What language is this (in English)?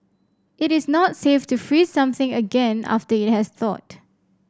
English